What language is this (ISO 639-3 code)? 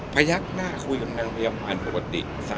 tha